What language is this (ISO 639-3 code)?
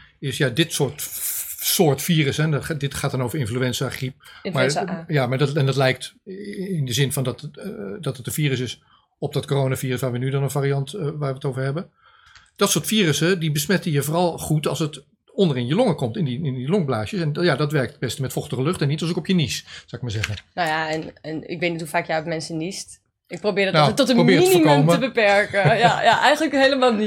nld